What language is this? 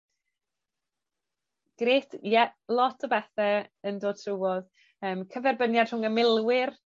Welsh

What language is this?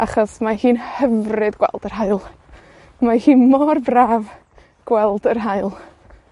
Welsh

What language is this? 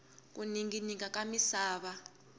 Tsonga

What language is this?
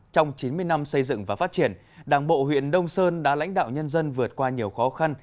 Vietnamese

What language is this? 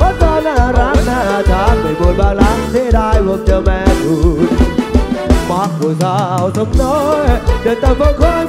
Thai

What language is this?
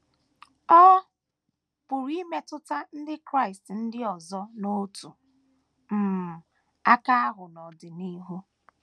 Igbo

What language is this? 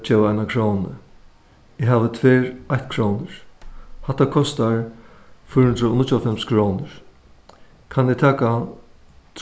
Faroese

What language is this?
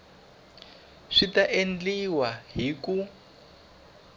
Tsonga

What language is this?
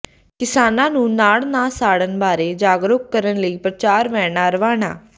Punjabi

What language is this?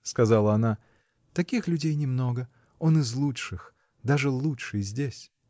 Russian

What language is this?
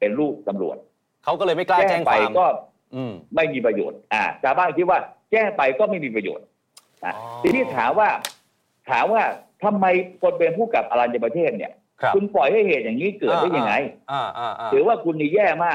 Thai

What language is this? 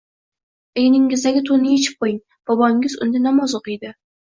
Uzbek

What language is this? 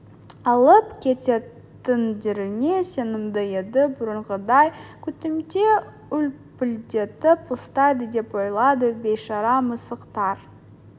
Kazakh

